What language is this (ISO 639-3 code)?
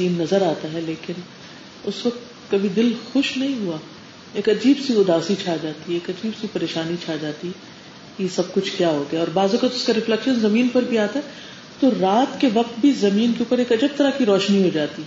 urd